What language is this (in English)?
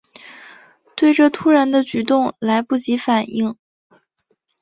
Chinese